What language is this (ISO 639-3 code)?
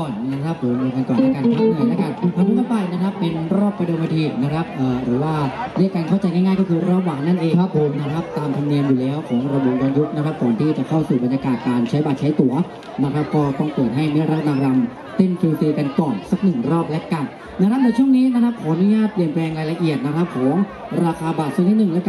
tha